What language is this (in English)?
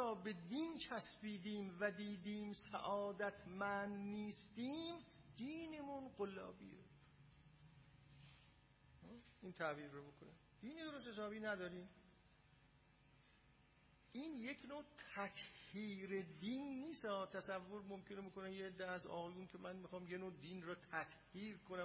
Persian